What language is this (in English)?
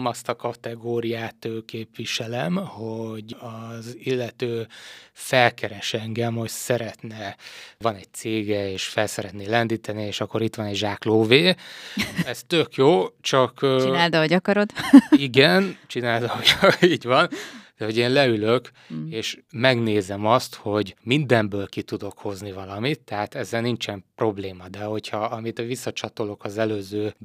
Hungarian